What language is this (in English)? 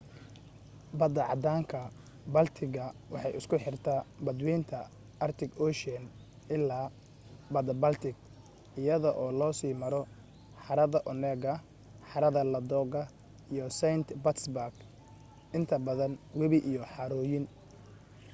Somali